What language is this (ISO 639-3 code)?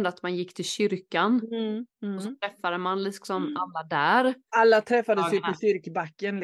swe